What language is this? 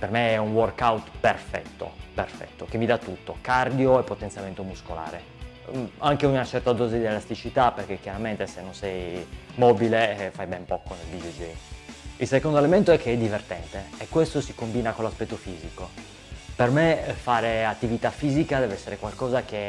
Italian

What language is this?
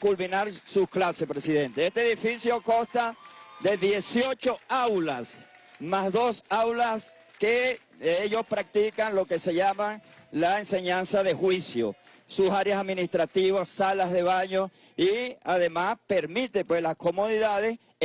Spanish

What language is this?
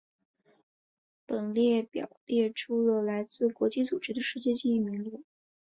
Chinese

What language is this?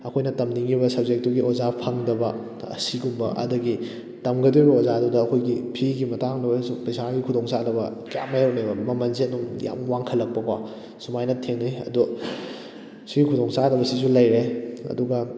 Manipuri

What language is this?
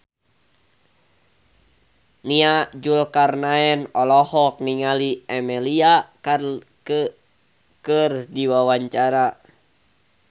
Sundanese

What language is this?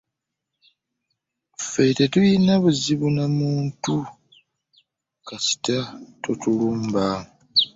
Ganda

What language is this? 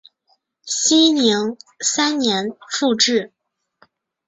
Chinese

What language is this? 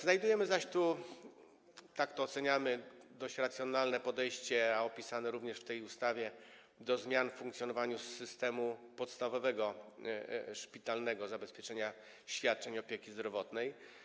Polish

